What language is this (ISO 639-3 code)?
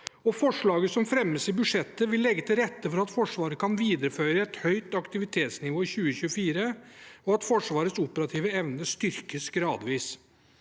nor